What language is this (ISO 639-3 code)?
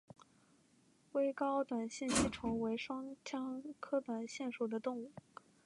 zho